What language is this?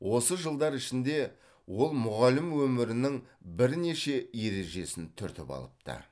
Kazakh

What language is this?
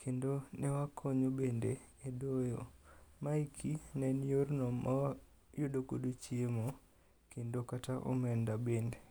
Luo (Kenya and Tanzania)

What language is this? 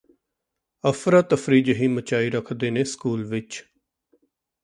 Punjabi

